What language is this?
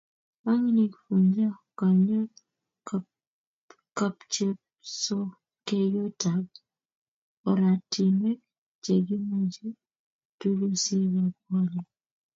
Kalenjin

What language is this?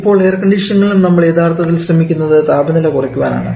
Malayalam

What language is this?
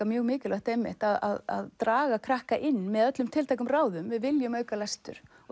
Icelandic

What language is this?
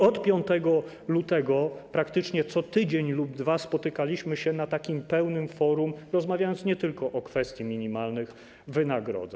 Polish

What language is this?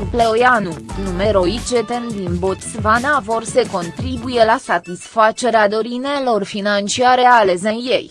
Romanian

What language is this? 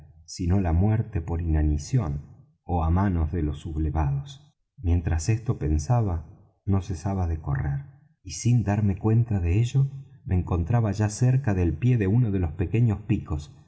Spanish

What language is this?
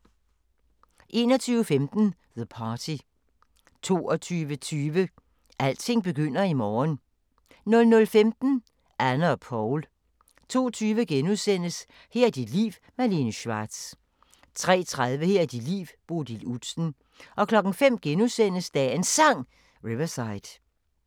Danish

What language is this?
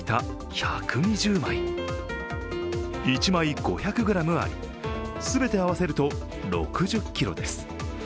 Japanese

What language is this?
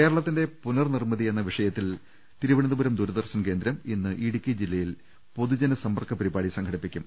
Malayalam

